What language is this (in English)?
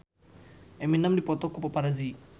Sundanese